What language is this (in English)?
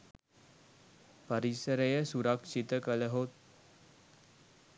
Sinhala